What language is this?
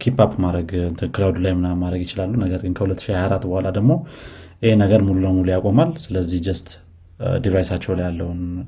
Amharic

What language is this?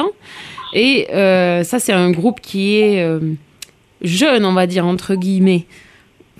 French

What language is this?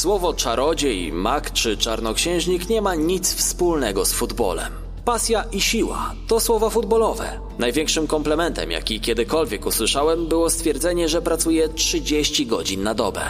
Polish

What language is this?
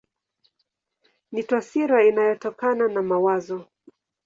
Swahili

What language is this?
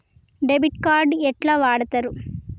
Telugu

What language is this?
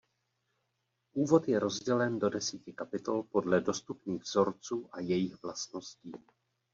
Czech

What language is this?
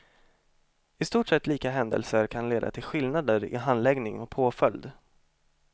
Swedish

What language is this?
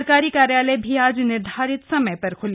Hindi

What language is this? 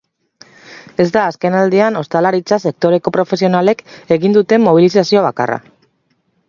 Basque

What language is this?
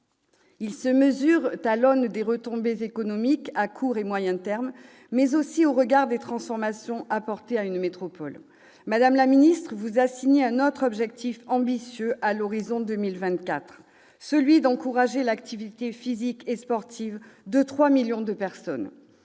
French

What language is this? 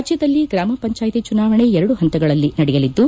Kannada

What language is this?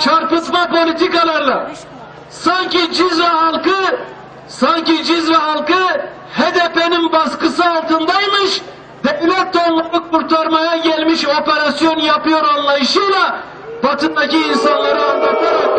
Turkish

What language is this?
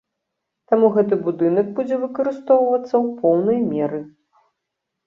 Belarusian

